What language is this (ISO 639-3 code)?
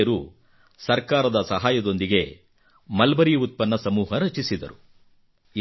kan